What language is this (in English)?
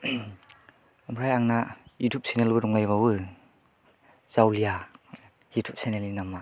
Bodo